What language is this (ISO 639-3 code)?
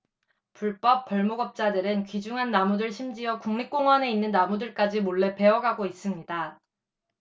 kor